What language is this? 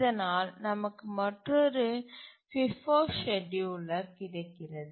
Tamil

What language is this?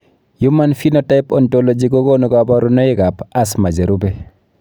Kalenjin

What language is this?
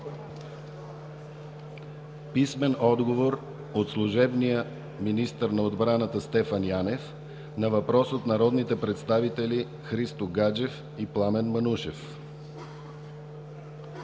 Bulgarian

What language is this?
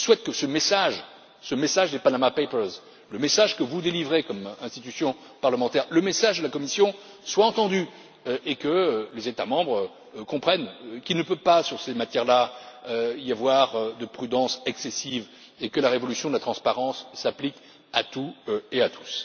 French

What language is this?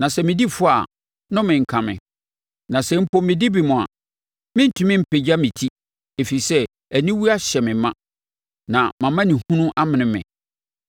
Akan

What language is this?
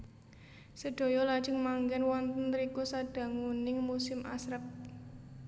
Javanese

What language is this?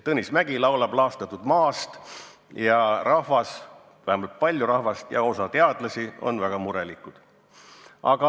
Estonian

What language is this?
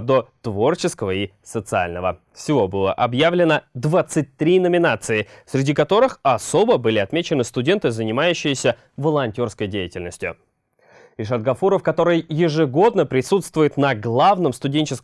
Russian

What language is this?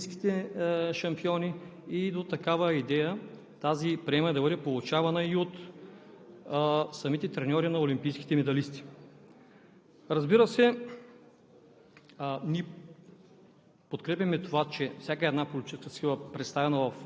Bulgarian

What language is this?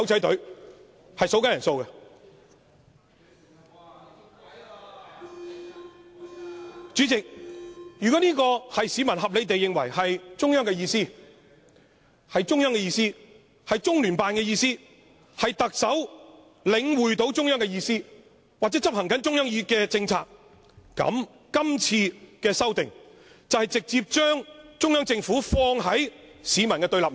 Cantonese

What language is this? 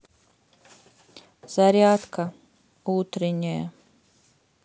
Russian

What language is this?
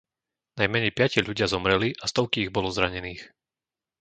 Slovak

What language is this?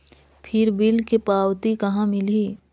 Chhattisgarhi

